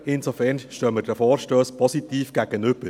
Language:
Swiss German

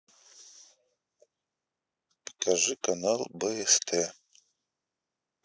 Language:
Russian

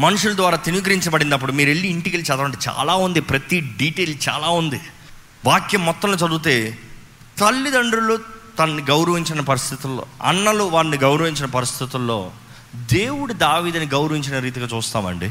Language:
Telugu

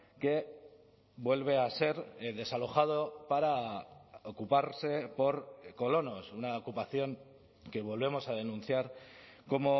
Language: Spanish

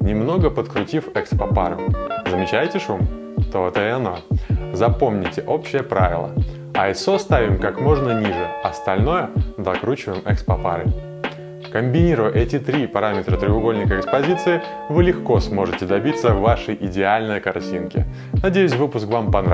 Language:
Russian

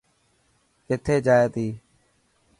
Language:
Dhatki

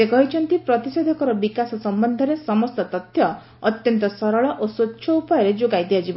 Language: Odia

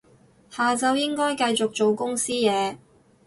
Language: Cantonese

